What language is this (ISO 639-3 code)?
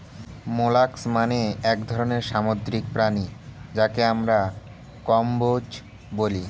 ben